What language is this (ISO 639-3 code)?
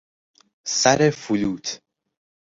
fas